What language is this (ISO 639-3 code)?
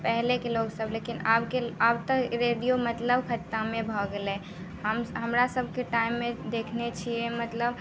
mai